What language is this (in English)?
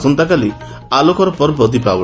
Odia